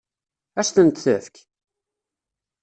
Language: Kabyle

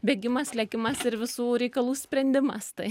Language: Lithuanian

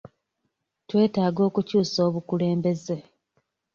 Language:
Ganda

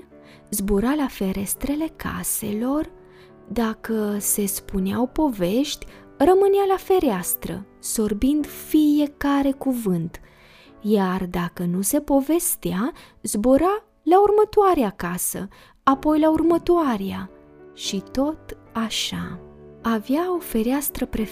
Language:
Romanian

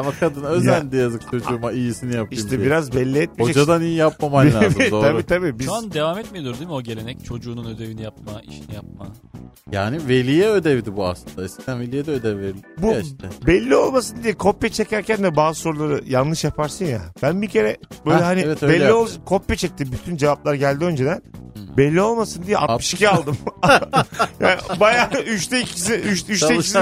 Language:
Turkish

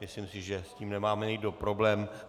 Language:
Czech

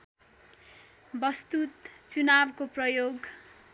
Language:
Nepali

